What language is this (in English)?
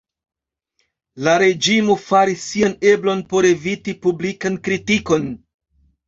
Esperanto